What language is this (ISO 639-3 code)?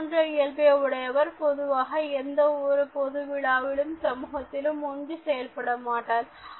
tam